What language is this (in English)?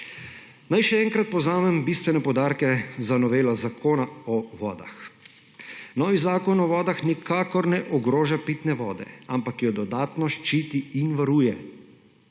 Slovenian